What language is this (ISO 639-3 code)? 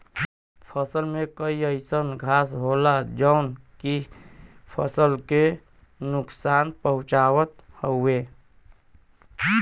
bho